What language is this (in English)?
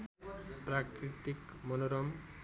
Nepali